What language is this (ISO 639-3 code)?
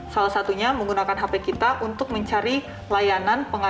ind